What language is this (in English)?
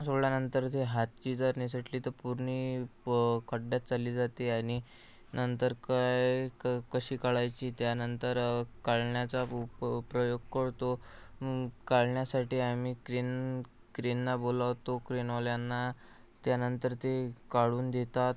Marathi